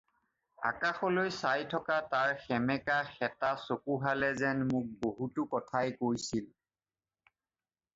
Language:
Assamese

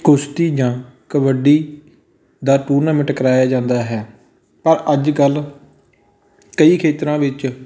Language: Punjabi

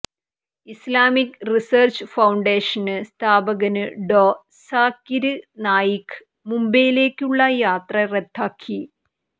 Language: Malayalam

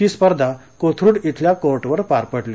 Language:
Marathi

